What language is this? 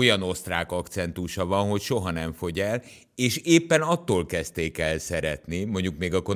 Hungarian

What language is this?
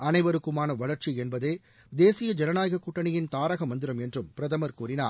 Tamil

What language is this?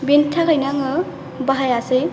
Bodo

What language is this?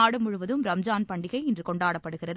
Tamil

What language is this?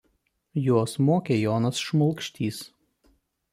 Lithuanian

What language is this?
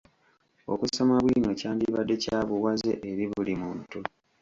Ganda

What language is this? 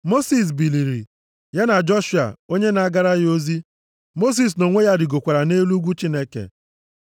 Igbo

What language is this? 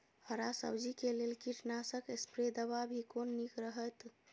Maithili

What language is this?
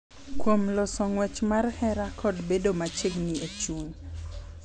Luo (Kenya and Tanzania)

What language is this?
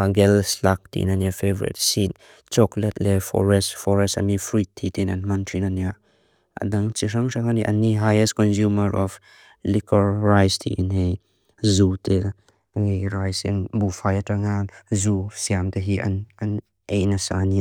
Mizo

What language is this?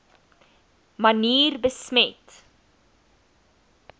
Afrikaans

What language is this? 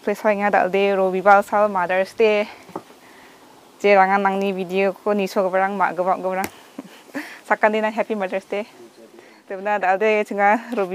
Thai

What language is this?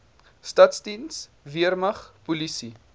Afrikaans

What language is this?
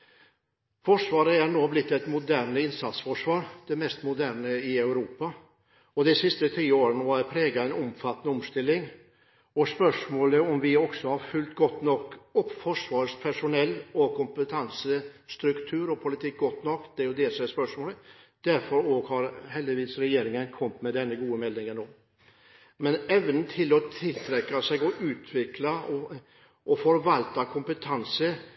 Norwegian Bokmål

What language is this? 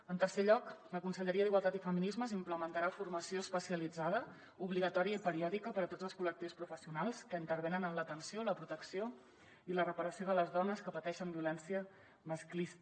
Catalan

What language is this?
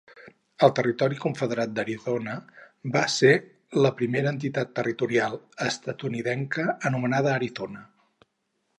Catalan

